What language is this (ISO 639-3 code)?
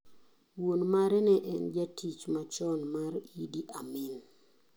luo